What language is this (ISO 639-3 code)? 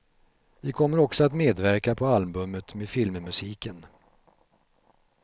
swe